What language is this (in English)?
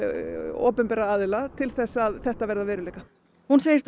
Icelandic